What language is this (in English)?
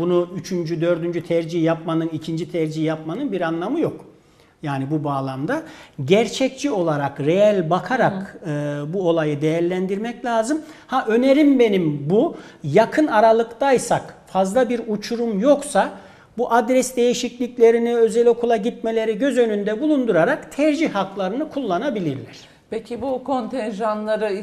Turkish